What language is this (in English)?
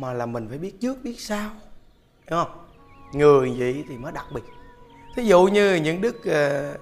Vietnamese